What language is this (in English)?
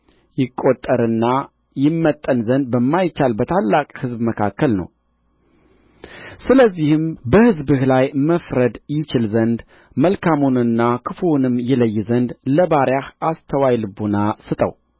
Amharic